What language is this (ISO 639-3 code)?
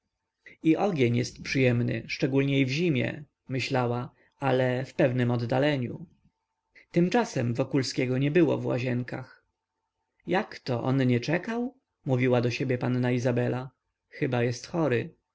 pol